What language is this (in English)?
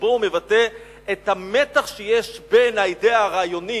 Hebrew